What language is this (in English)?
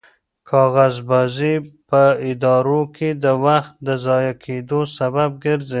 Pashto